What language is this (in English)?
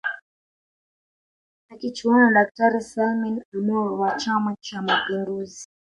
Swahili